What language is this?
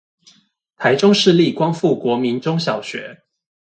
Chinese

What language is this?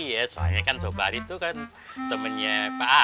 Indonesian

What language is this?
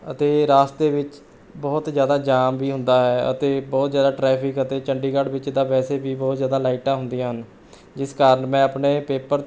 Punjabi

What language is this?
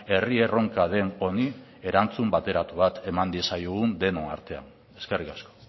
Basque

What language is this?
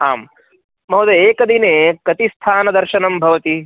Sanskrit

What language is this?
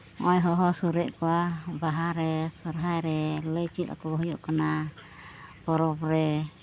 Santali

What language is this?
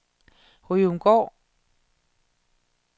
Danish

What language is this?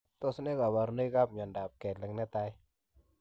Kalenjin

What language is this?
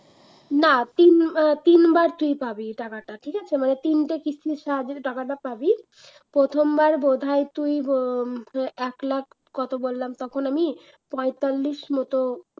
Bangla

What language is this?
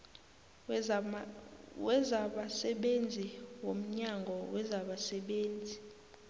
South Ndebele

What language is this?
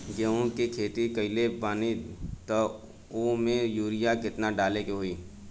Bhojpuri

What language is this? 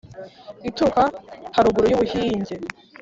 Kinyarwanda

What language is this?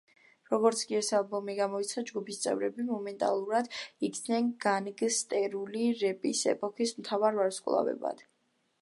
Georgian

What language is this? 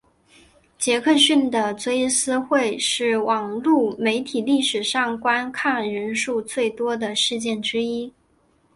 Chinese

